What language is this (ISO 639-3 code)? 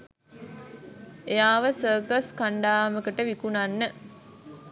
sin